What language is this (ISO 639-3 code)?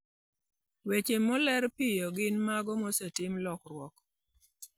luo